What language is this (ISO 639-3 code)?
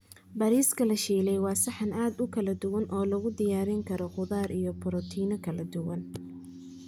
som